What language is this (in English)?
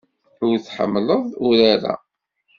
Kabyle